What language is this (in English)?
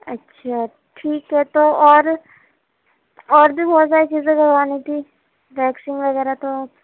Urdu